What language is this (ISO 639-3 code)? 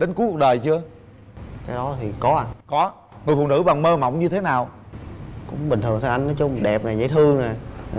vie